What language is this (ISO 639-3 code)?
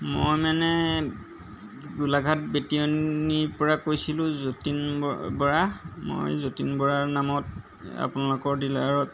asm